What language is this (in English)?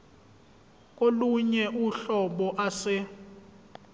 Zulu